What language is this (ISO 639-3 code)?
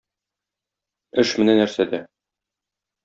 tat